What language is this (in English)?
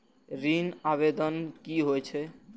Maithili